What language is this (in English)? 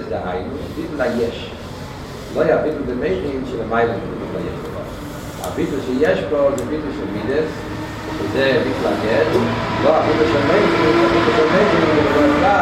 Hebrew